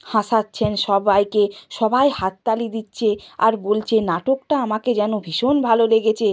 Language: Bangla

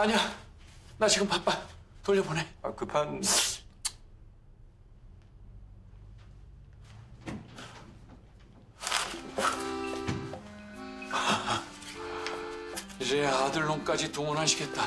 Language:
Korean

